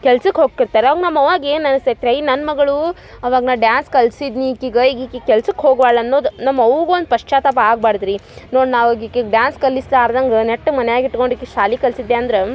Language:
Kannada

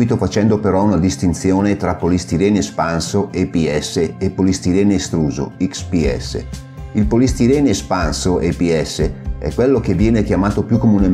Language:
Italian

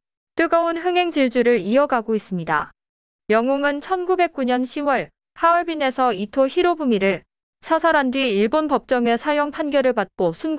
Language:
Korean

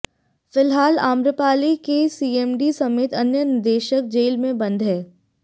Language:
Hindi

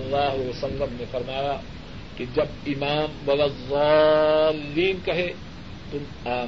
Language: Urdu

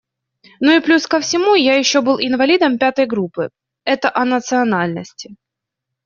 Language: Russian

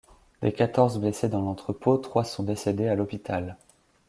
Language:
French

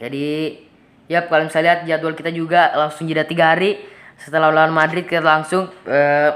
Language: Indonesian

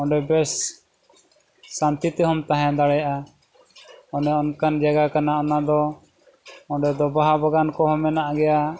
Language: Santali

